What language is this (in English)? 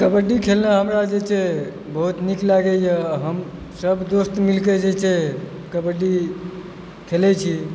Maithili